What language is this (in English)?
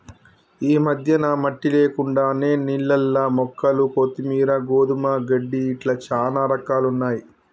Telugu